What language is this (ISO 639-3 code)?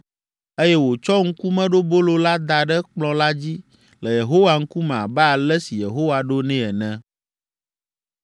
ewe